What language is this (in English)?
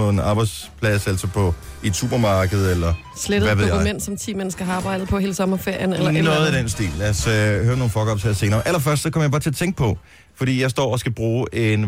Danish